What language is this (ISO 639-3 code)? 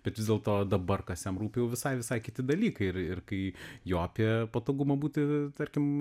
lit